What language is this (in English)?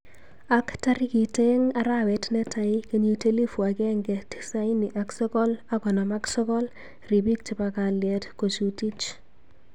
Kalenjin